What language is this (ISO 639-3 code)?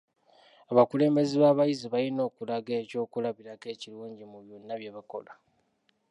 lug